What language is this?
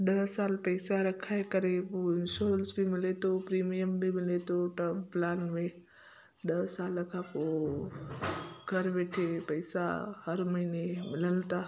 Sindhi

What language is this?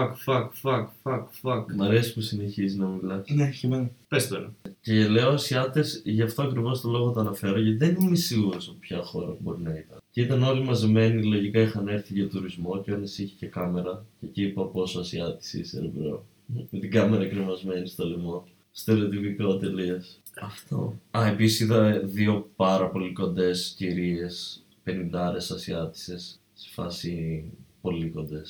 Greek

